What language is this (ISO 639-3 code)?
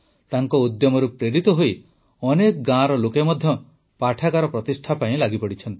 ori